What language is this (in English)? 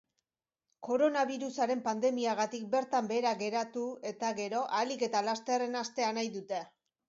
Basque